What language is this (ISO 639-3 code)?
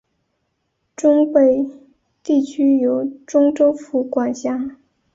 zho